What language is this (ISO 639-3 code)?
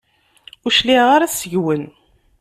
kab